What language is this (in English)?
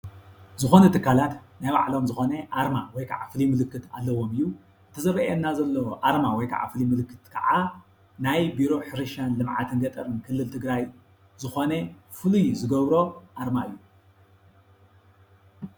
Tigrinya